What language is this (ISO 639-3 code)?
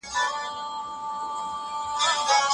pus